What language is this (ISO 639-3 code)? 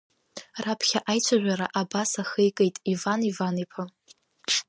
abk